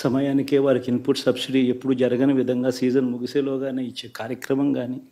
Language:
Telugu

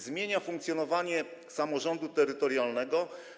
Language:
Polish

